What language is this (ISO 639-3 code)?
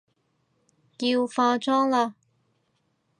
yue